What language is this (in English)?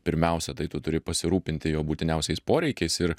Lithuanian